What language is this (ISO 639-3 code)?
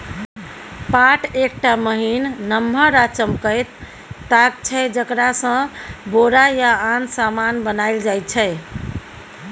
mai